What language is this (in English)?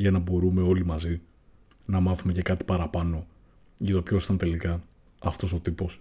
Greek